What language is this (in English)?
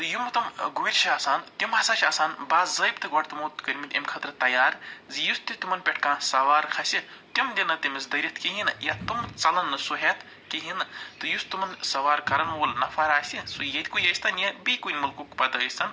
Kashmiri